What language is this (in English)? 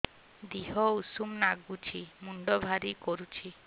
Odia